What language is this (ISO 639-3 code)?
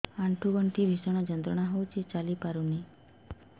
ori